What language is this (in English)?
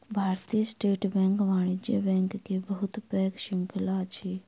Maithili